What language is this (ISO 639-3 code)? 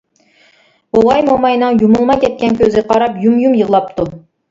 uig